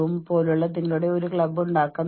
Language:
Malayalam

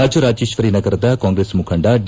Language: Kannada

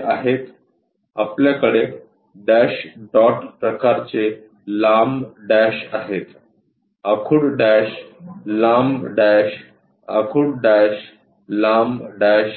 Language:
Marathi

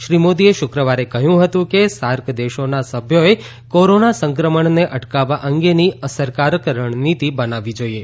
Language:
Gujarati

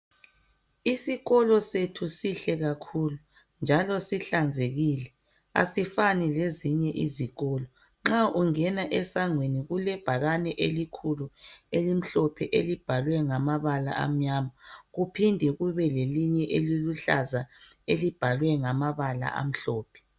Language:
North Ndebele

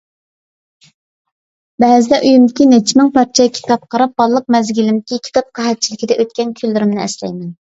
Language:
Uyghur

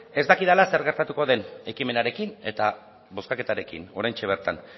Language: Basque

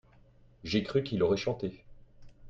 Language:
French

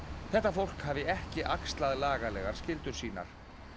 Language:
Icelandic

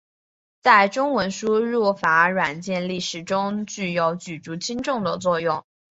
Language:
Chinese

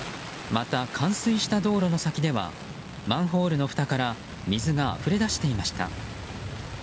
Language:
Japanese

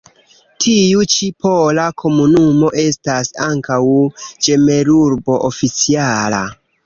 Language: Esperanto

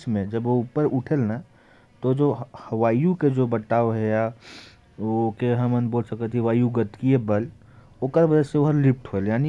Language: Korwa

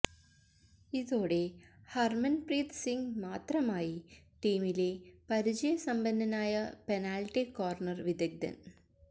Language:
Malayalam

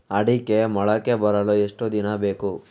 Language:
Kannada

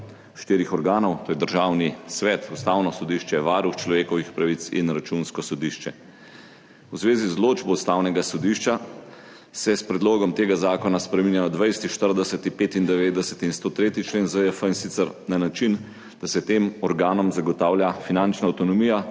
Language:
Slovenian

